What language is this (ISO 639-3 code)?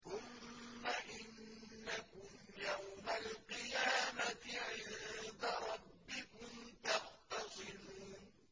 ara